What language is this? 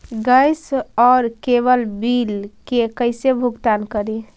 Magahi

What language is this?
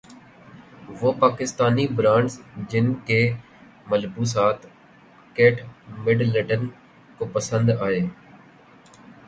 Urdu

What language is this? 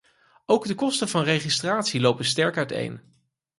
Dutch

